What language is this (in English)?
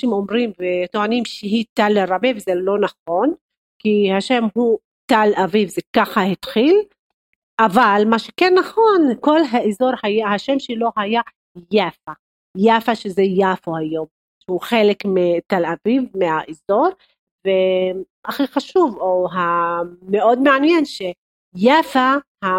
Hebrew